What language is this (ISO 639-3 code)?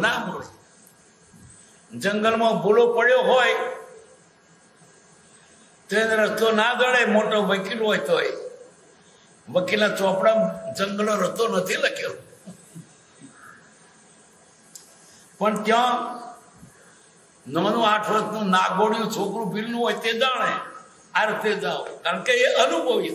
guj